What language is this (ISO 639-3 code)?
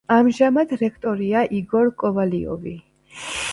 kat